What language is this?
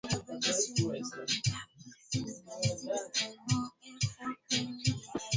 Swahili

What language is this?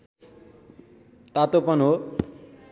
Nepali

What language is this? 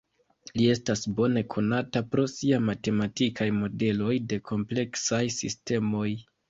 Esperanto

